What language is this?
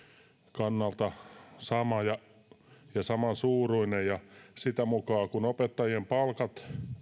Finnish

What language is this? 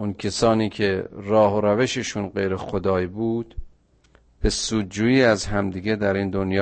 Persian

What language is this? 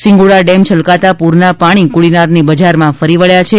Gujarati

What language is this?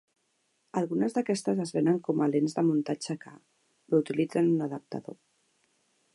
Catalan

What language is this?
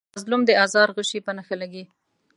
Pashto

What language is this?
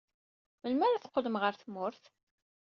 Kabyle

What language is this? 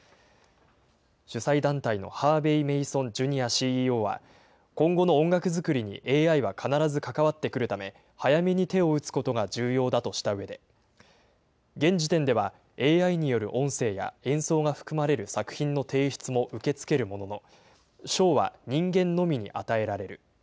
Japanese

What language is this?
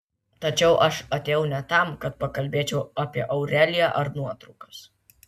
Lithuanian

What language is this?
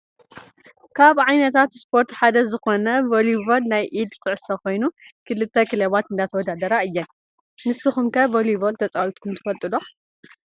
Tigrinya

